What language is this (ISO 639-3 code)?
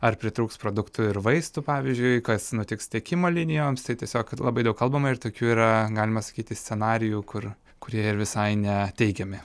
lit